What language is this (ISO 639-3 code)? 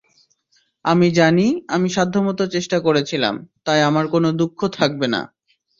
ben